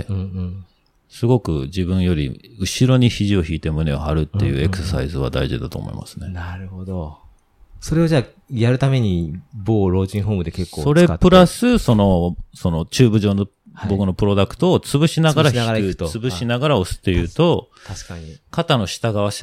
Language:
Japanese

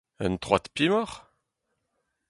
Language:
Breton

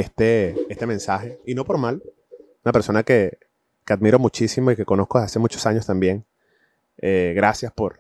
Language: Spanish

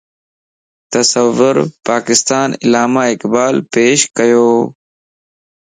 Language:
Lasi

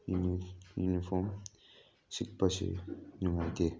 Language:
Manipuri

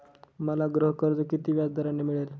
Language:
Marathi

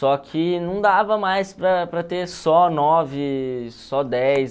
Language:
Portuguese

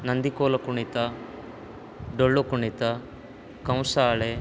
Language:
Sanskrit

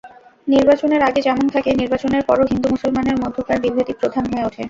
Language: Bangla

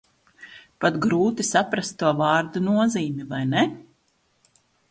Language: Latvian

